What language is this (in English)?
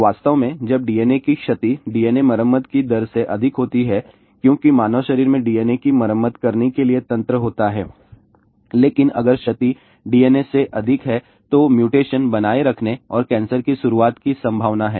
Hindi